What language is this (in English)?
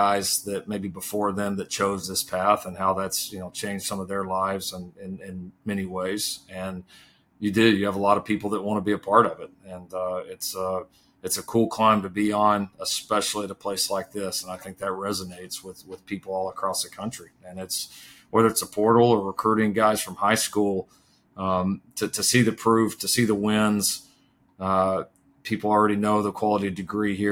English